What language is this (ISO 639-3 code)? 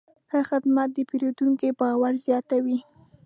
pus